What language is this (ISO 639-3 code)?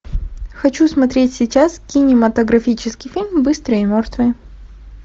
rus